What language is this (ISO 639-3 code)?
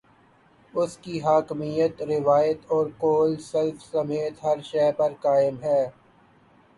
urd